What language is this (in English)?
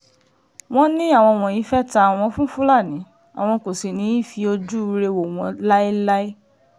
Yoruba